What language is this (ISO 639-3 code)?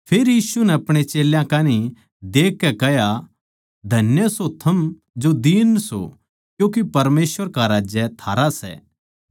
bgc